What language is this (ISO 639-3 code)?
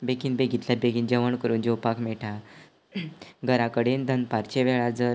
kok